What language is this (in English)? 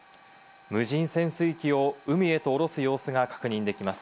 Japanese